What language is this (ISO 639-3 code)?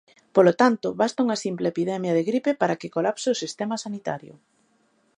glg